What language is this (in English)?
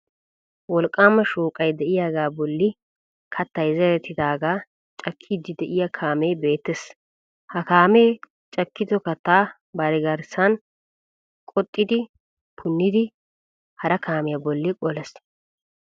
Wolaytta